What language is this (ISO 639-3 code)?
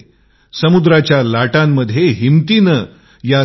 mar